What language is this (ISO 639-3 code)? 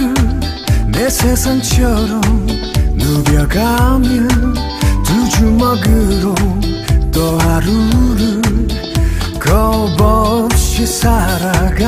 ron